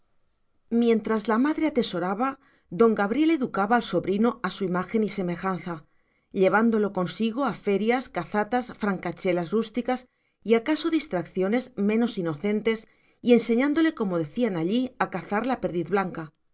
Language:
Spanish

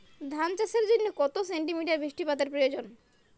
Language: Bangla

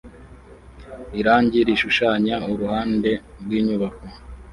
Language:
Kinyarwanda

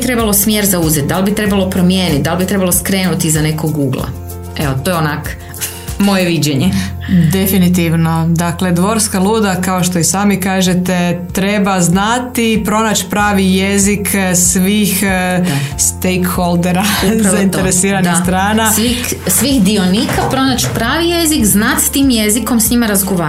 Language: Croatian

